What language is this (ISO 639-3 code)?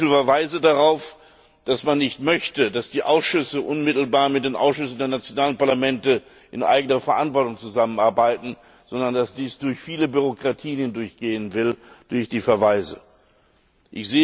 deu